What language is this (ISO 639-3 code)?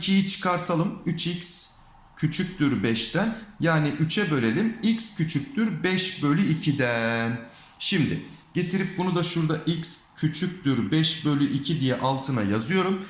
tur